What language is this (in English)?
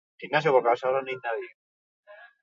Basque